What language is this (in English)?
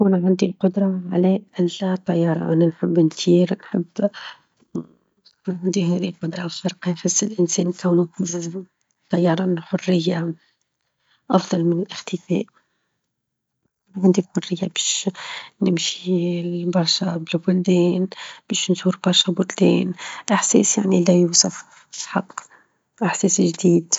Tunisian Arabic